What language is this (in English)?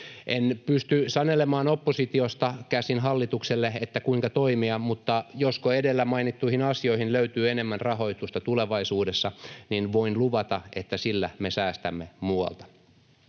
Finnish